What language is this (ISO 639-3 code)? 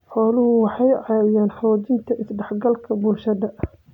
som